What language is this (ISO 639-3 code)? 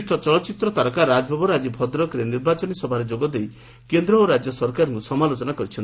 ori